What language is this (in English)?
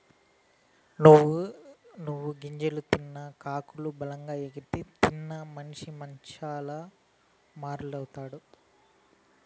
Telugu